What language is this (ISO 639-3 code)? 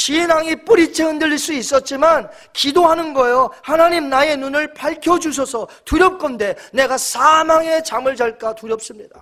kor